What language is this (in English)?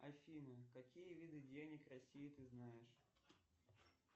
Russian